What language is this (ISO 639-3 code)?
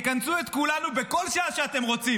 heb